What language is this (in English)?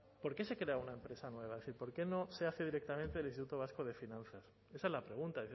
Spanish